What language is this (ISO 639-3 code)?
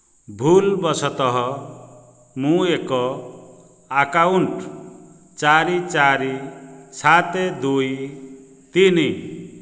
ori